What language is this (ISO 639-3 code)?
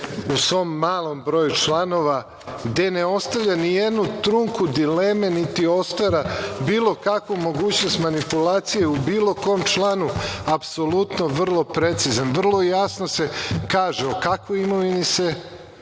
srp